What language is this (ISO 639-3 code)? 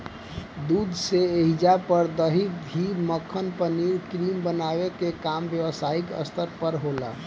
bho